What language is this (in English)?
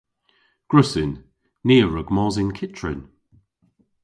Cornish